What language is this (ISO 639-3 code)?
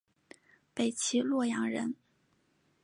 zho